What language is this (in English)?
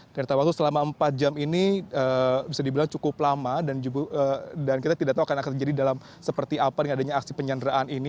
Indonesian